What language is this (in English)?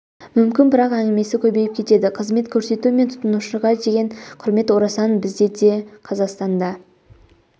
Kazakh